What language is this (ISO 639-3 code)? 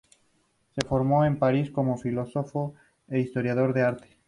spa